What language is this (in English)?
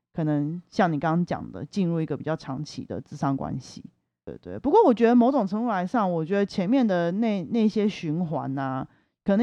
Chinese